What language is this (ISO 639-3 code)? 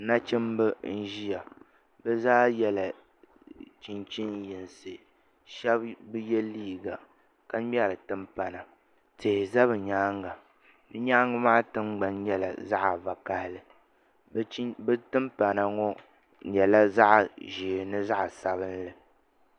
dag